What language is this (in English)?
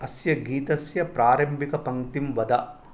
Sanskrit